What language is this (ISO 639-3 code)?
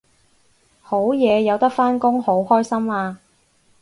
yue